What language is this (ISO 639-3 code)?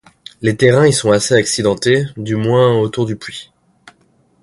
fra